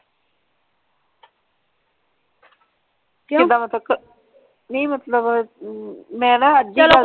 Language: Punjabi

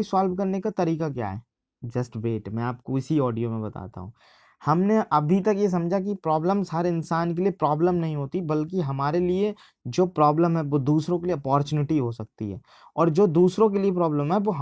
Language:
Hindi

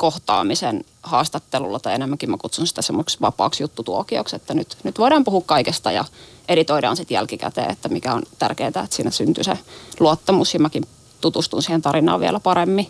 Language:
Finnish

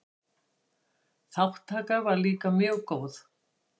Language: Icelandic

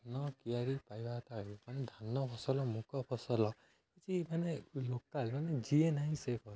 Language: Odia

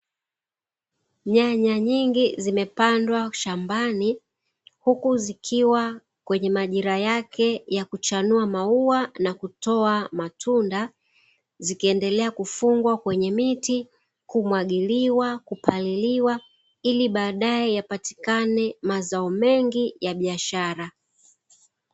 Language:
Swahili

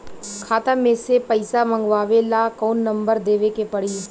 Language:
Bhojpuri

